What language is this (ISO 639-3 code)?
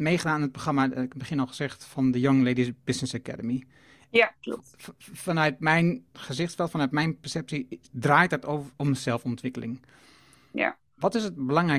nld